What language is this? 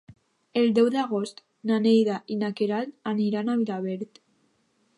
Catalan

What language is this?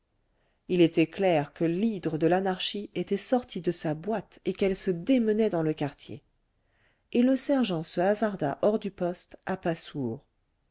French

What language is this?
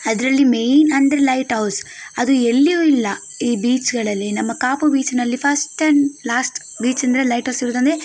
Kannada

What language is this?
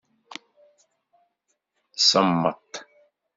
Kabyle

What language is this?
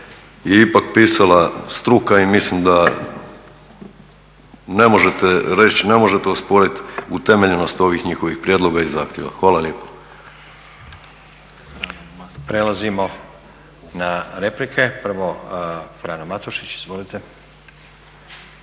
Croatian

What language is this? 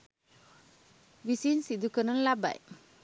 Sinhala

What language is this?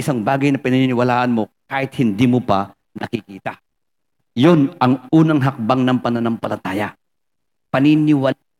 Filipino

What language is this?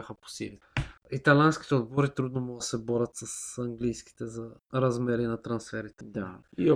Bulgarian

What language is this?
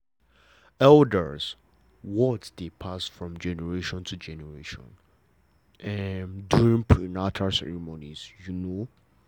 Nigerian Pidgin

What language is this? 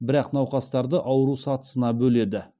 Kazakh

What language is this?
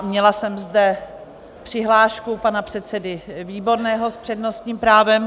Czech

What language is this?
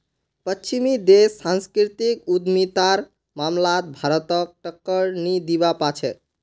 Magahi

